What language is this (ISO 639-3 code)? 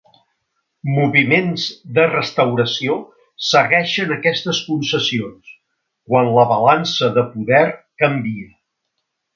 cat